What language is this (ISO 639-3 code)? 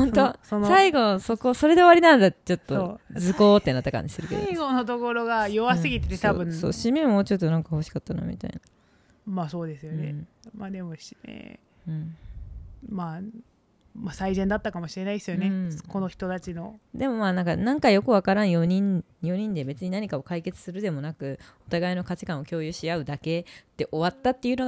jpn